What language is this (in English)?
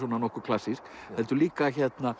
Icelandic